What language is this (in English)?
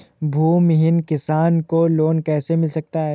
Hindi